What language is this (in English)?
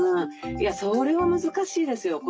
Japanese